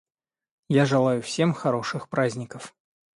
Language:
Russian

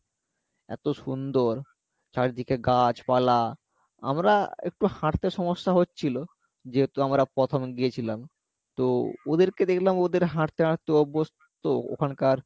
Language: Bangla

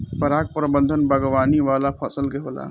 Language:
Bhojpuri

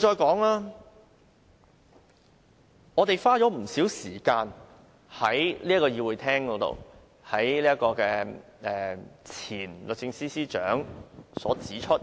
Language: Cantonese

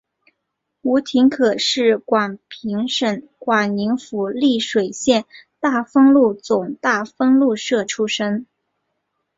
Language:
Chinese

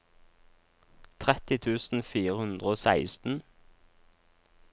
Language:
Norwegian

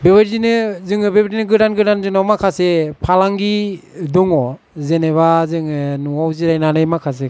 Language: Bodo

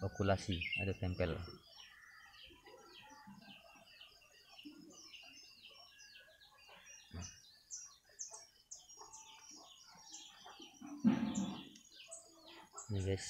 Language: Indonesian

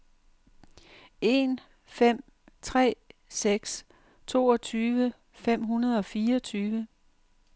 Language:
Danish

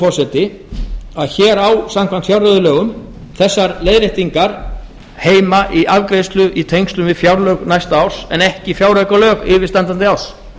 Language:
Icelandic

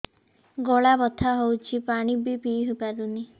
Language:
Odia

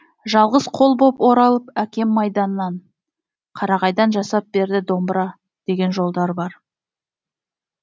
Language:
Kazakh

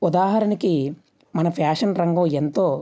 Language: Telugu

